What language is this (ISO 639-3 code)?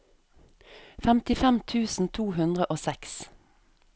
nor